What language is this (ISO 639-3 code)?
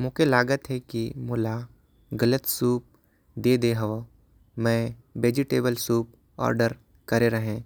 kfp